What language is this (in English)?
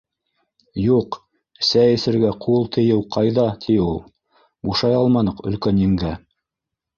Bashkir